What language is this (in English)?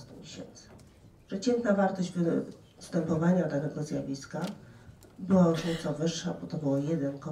Polish